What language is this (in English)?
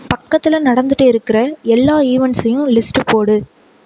Tamil